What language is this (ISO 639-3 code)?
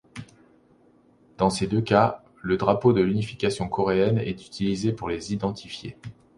fra